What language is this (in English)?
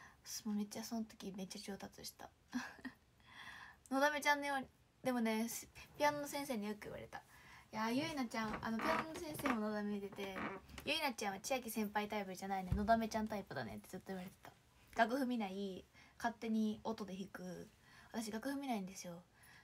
Japanese